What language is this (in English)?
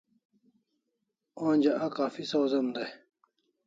Kalasha